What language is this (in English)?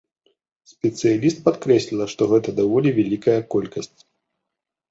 Belarusian